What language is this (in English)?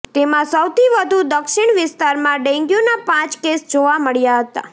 Gujarati